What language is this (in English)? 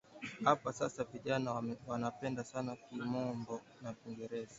Swahili